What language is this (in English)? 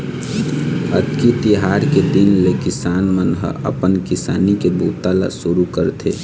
Chhattisgarhi